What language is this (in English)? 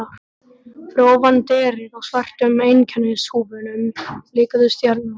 Icelandic